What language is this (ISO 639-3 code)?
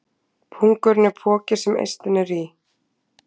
isl